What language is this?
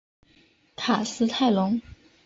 Chinese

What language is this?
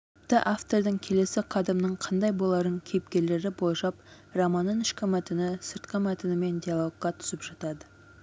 Kazakh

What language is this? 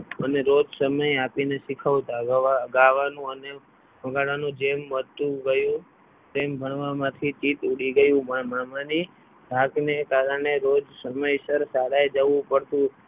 Gujarati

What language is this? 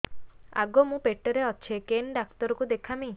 Odia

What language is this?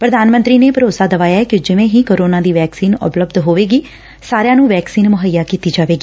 Punjabi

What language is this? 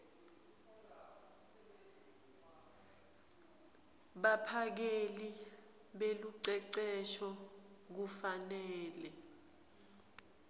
Swati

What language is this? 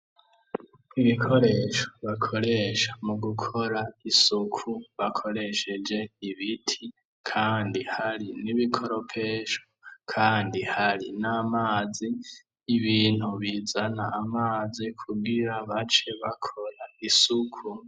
Rundi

